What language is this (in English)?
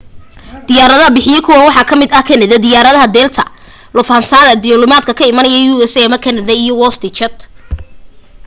Somali